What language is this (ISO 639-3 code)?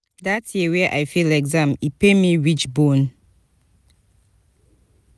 pcm